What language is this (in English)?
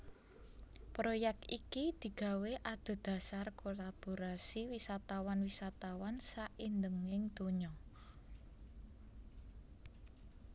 Javanese